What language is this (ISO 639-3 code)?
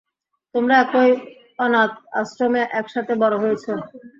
ben